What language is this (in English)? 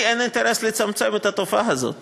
Hebrew